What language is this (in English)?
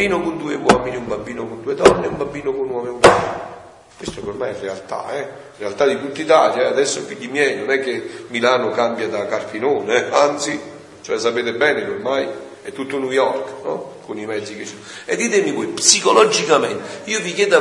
Italian